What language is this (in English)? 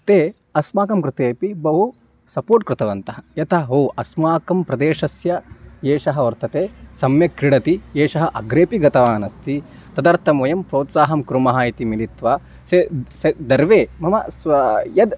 Sanskrit